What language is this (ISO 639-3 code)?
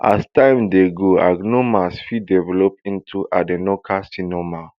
pcm